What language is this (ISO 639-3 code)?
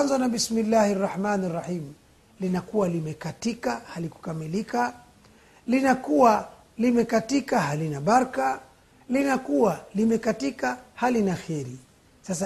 swa